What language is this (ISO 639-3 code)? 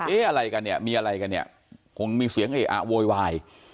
tha